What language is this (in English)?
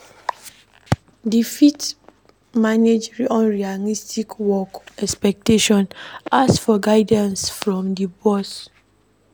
Nigerian Pidgin